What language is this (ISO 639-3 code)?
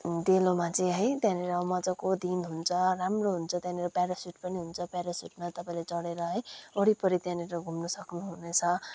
nep